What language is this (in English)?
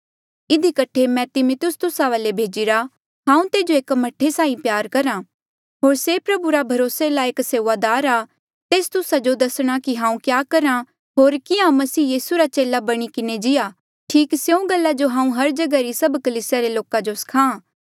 Mandeali